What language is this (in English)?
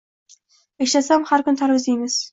Uzbek